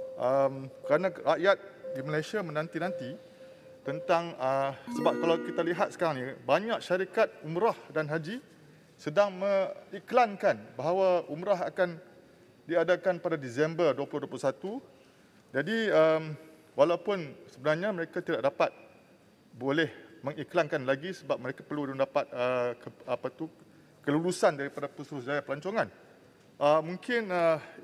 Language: Malay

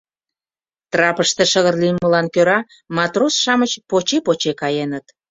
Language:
Mari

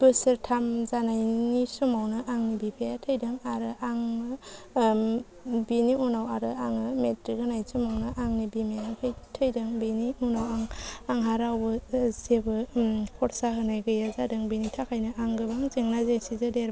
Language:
Bodo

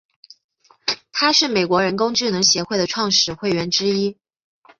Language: Chinese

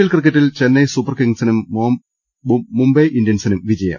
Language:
Malayalam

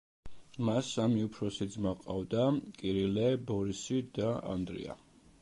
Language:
Georgian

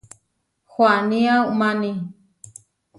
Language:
Huarijio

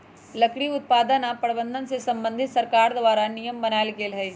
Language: Magahi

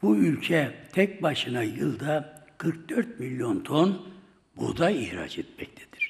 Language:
Turkish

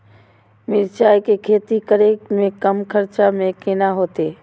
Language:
Maithili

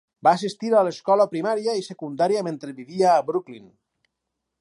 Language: Catalan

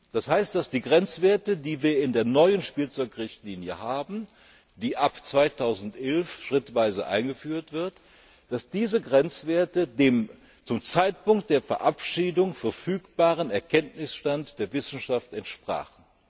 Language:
German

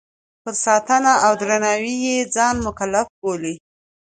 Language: Pashto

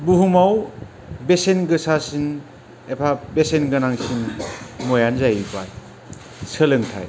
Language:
Bodo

